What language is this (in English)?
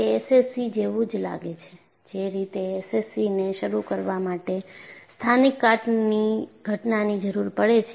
Gujarati